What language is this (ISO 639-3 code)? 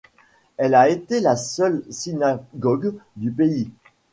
fra